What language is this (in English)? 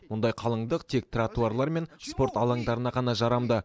Kazakh